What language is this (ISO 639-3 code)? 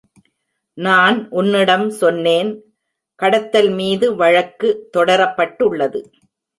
tam